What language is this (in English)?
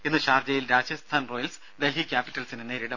Malayalam